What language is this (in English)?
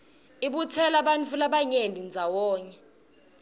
Swati